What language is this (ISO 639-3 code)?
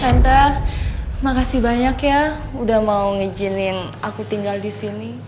ind